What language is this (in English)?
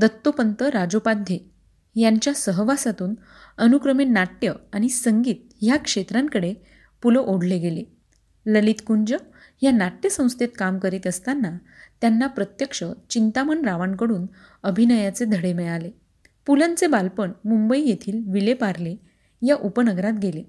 Marathi